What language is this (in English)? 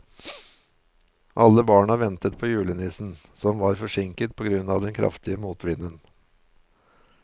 Norwegian